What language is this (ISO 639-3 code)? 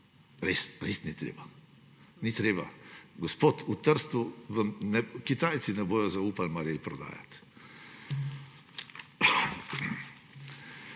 slv